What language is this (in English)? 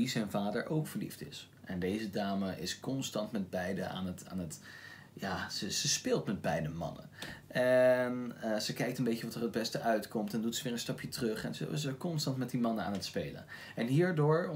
Dutch